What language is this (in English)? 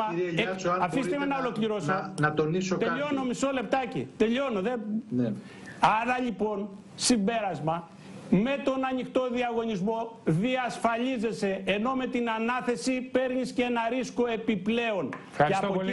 Greek